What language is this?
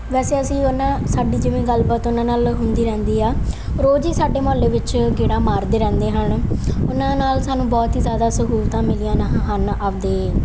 Punjabi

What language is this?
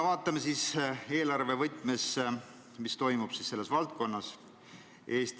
Estonian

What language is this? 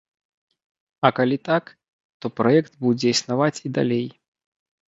Belarusian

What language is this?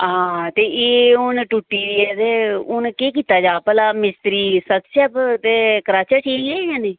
Dogri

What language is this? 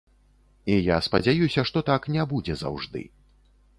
Belarusian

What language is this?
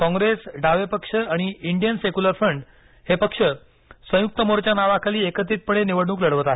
Marathi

